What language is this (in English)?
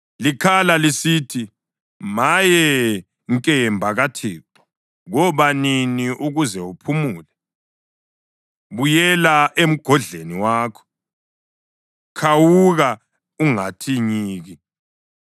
North Ndebele